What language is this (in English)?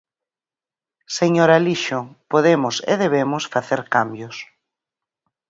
Galician